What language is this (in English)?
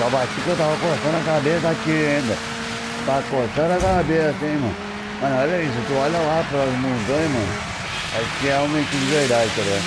Portuguese